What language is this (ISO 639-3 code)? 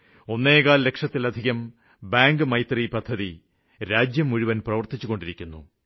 mal